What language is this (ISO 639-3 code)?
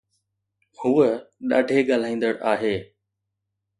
snd